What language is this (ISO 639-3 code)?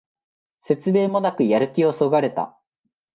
jpn